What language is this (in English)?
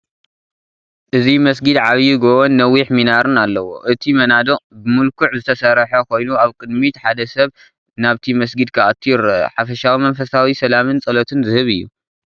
Tigrinya